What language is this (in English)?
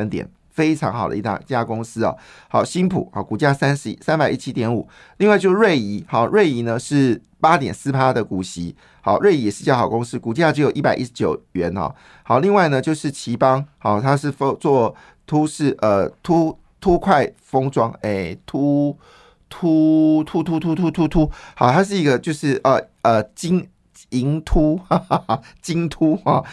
Chinese